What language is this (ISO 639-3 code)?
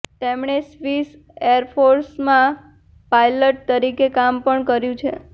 guj